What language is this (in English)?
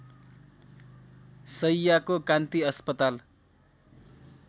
Nepali